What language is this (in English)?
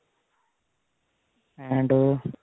Punjabi